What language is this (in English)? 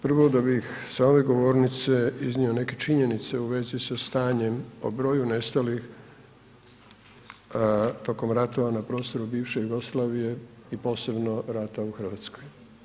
Croatian